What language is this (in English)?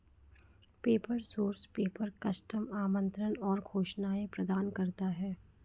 Hindi